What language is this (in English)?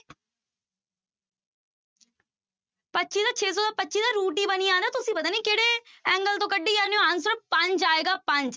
Punjabi